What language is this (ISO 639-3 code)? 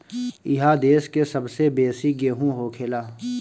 bho